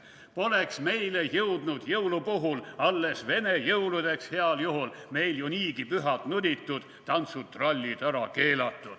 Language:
Estonian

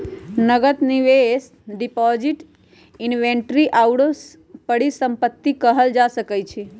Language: Magahi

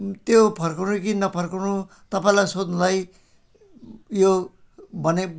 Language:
Nepali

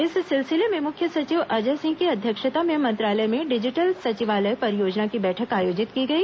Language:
Hindi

